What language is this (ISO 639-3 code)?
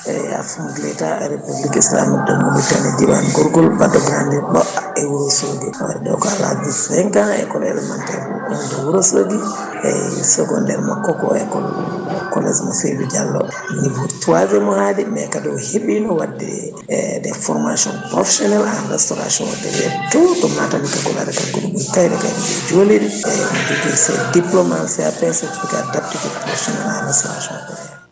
ful